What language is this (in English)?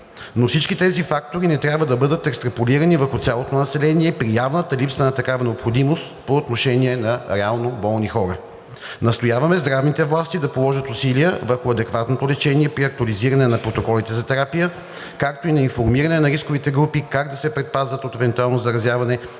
Bulgarian